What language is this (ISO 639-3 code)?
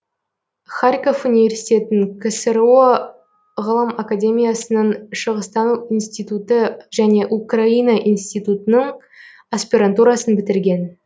kaz